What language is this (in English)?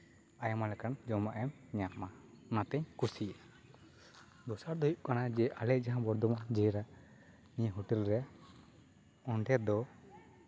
Santali